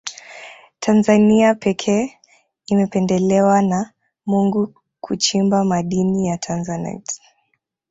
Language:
Swahili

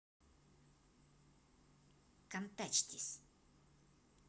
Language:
Russian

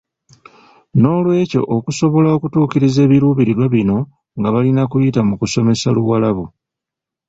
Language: Ganda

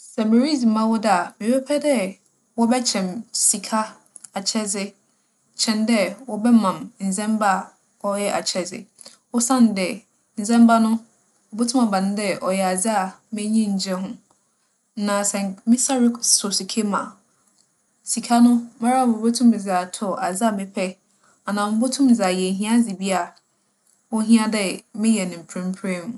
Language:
Akan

